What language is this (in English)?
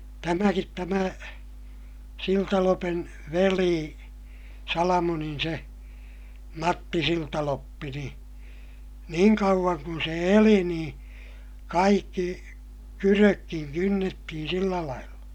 Finnish